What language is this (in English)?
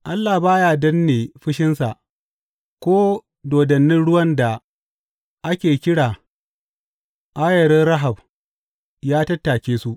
Hausa